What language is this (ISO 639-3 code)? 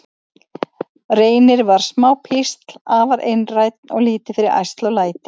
isl